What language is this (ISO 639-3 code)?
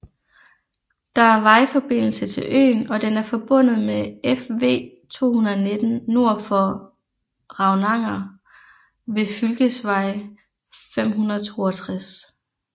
dan